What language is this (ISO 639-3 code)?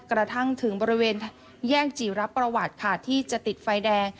tha